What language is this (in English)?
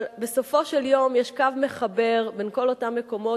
Hebrew